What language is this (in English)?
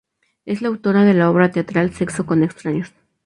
Spanish